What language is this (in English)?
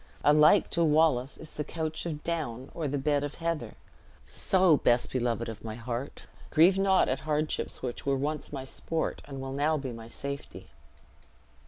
English